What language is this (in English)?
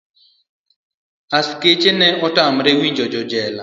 Luo (Kenya and Tanzania)